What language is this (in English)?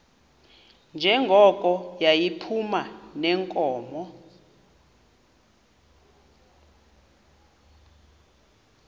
Xhosa